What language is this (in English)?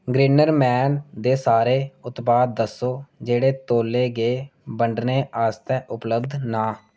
Dogri